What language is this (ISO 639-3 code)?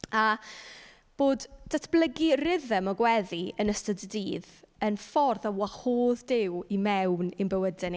cym